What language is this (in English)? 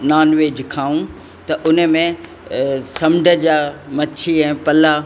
Sindhi